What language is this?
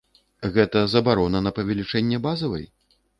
Belarusian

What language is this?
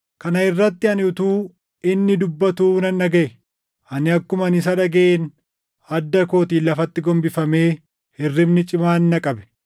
Oromo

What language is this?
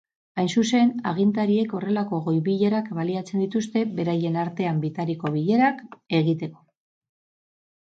Basque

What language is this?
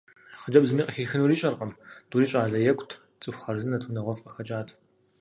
Kabardian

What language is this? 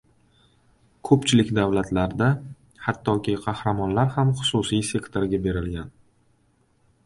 Uzbek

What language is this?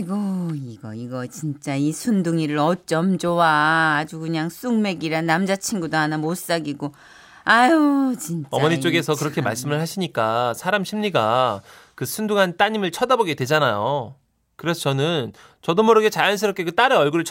Korean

